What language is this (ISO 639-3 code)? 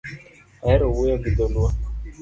luo